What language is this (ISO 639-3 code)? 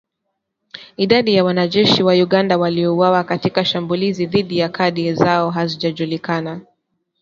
swa